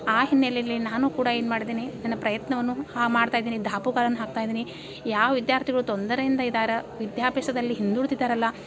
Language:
Kannada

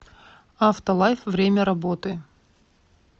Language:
Russian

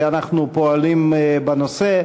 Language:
Hebrew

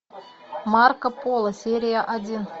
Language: Russian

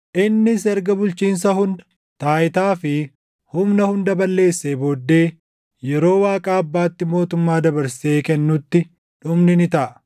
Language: Oromo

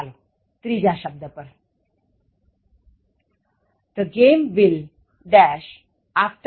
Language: Gujarati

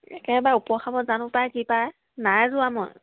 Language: Assamese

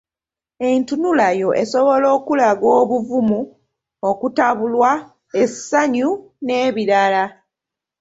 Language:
Ganda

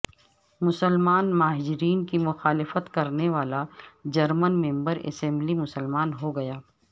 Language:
Urdu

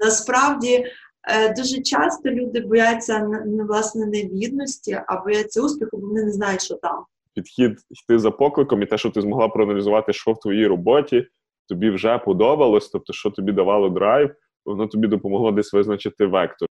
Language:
Ukrainian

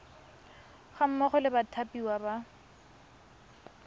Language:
Tswana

